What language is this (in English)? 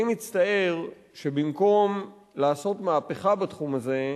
Hebrew